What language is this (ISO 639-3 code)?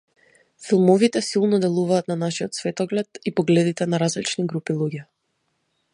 mkd